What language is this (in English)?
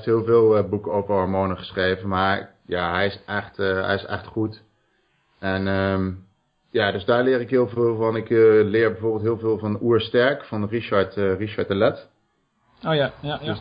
Dutch